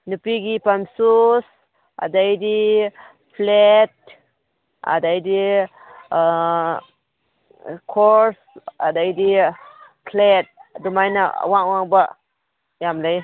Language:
Manipuri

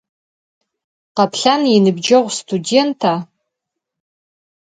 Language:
Adyghe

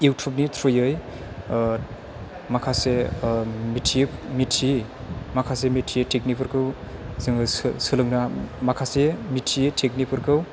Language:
Bodo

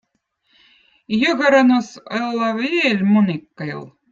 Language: Votic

